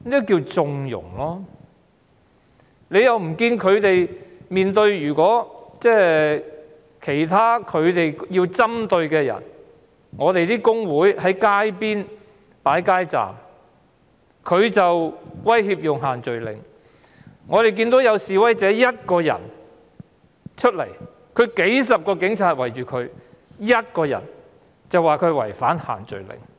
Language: Cantonese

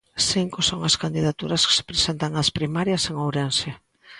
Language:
Galician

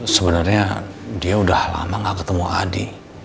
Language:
Indonesian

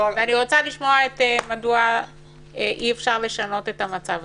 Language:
Hebrew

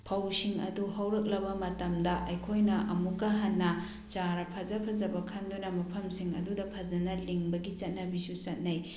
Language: Manipuri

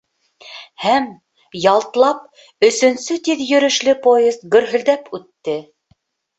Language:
Bashkir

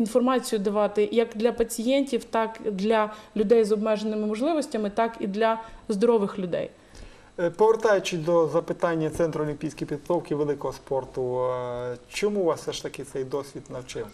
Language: Ukrainian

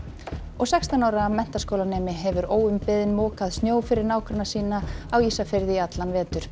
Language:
Icelandic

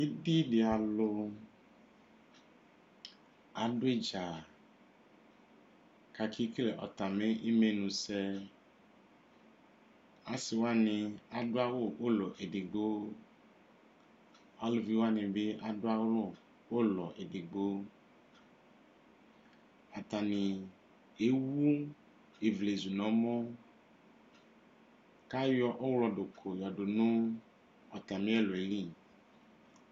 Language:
Ikposo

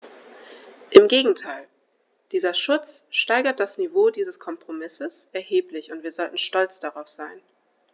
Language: German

